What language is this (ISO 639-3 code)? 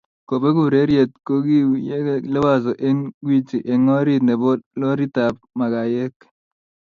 kln